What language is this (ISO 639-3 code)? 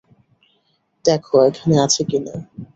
ben